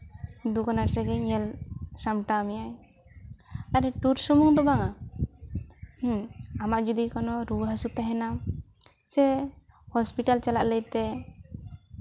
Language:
Santali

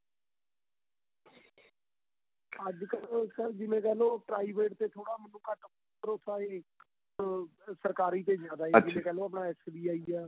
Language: Punjabi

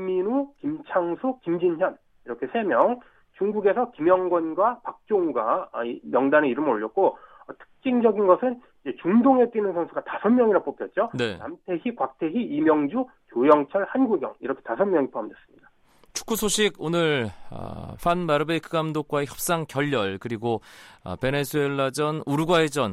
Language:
Korean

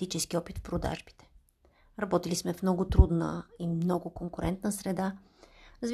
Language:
Bulgarian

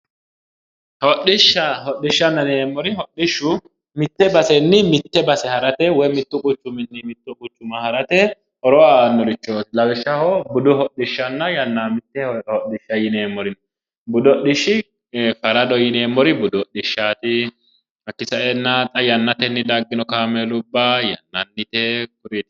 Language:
Sidamo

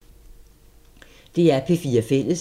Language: Danish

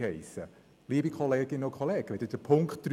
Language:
Swiss German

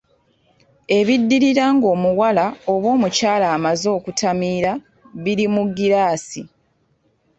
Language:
Ganda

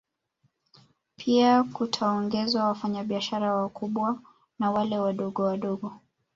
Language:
Swahili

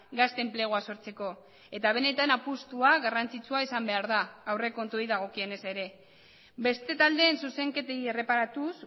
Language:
Basque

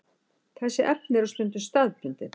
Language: Icelandic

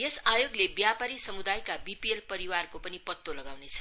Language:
Nepali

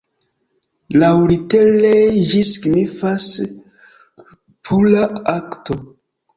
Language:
Esperanto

